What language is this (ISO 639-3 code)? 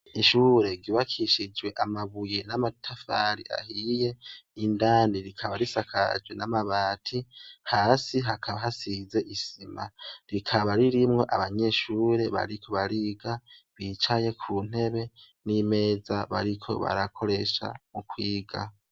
run